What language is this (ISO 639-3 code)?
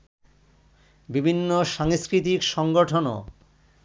ben